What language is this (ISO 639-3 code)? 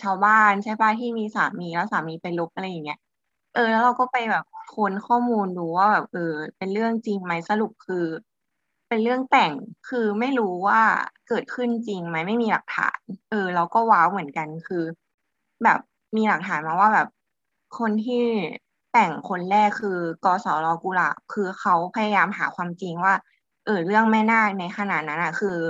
tha